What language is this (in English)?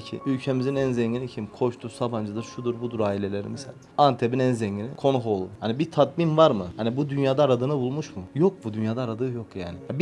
Turkish